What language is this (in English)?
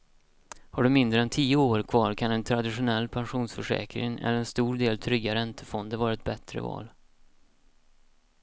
Swedish